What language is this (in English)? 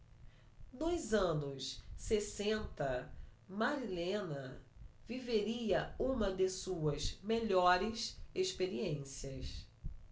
Portuguese